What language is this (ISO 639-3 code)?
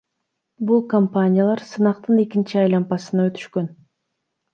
kir